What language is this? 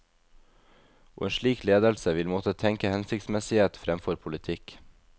Norwegian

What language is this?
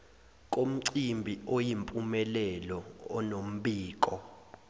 Zulu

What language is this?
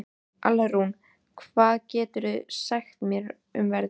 Icelandic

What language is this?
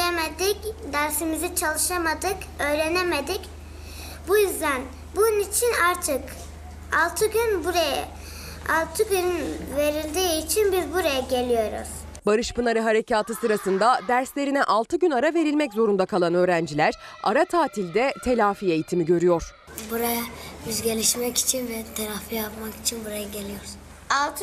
Turkish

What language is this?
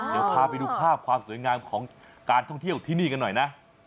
Thai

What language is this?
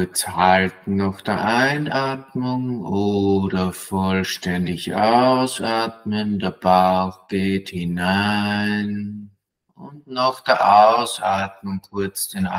German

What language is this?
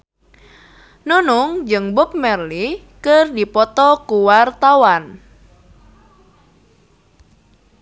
Sundanese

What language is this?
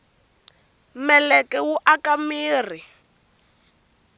Tsonga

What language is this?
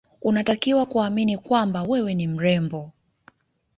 Swahili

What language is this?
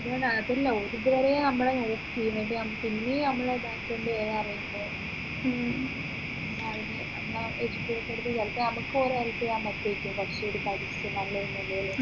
Malayalam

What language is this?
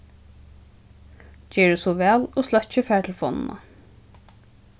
Faroese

